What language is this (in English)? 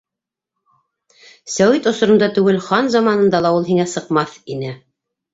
Bashkir